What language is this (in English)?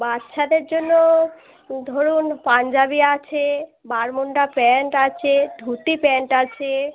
Bangla